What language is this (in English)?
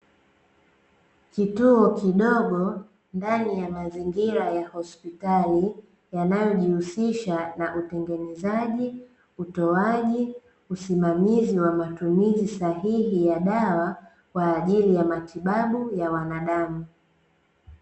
Swahili